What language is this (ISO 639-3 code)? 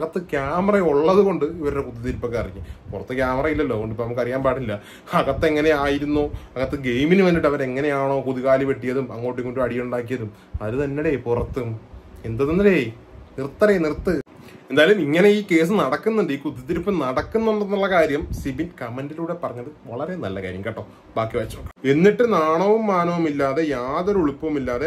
mal